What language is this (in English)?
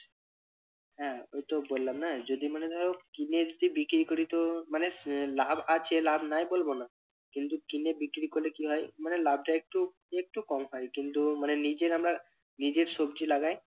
Bangla